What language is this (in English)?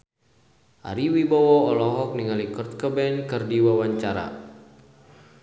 Sundanese